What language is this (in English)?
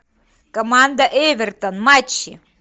Russian